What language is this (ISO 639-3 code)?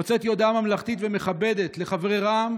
heb